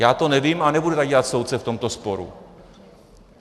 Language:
Czech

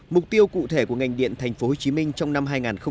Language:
Vietnamese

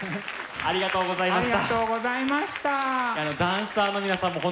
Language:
Japanese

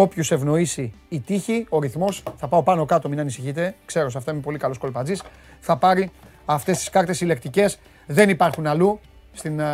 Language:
Greek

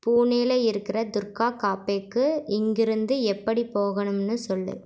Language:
Tamil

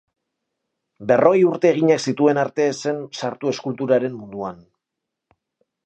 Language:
Basque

